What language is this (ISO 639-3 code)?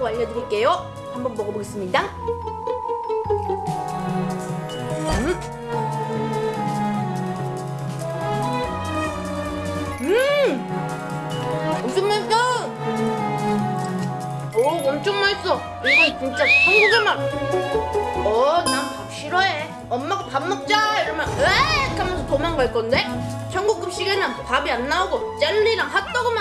kor